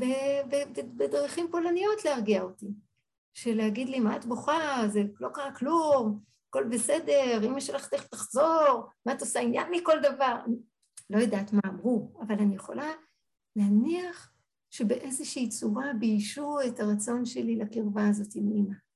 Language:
Hebrew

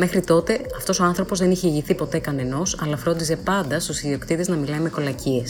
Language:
Greek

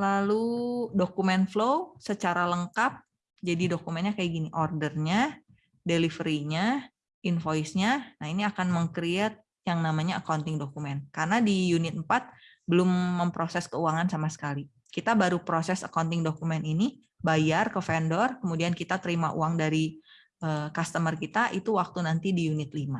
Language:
Indonesian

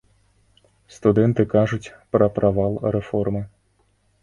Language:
Belarusian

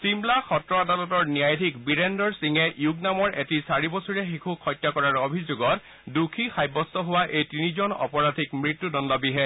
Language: Assamese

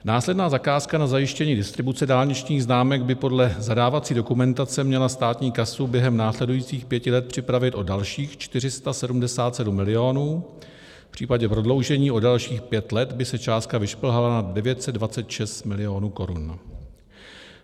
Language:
Czech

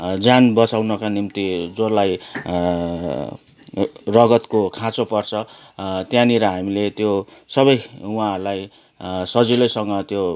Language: Nepali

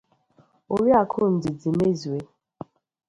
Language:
Igbo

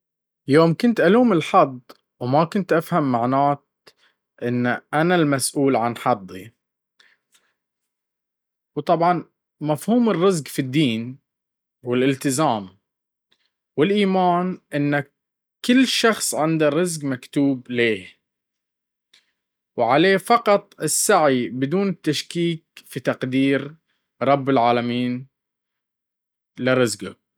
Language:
Baharna Arabic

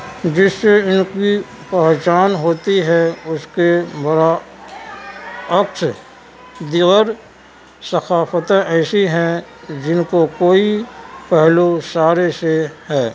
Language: Urdu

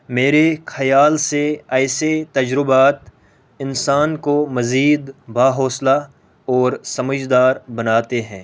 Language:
Urdu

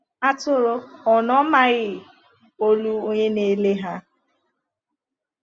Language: Igbo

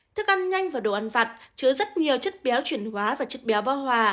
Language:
Vietnamese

